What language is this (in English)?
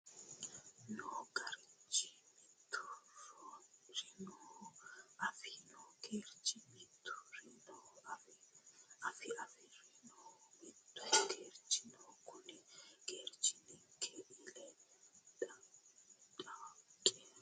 Sidamo